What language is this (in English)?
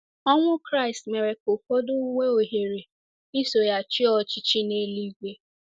Igbo